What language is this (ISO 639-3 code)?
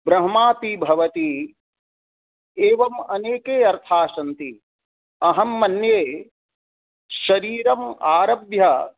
san